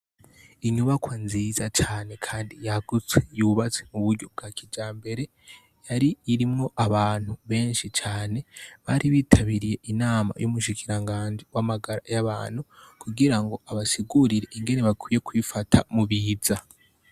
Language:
Rundi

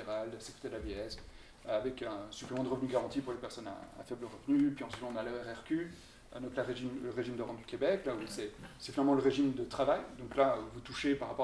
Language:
French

